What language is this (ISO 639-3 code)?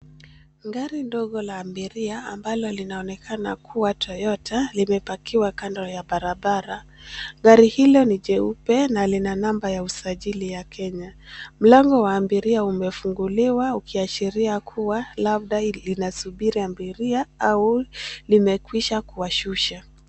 swa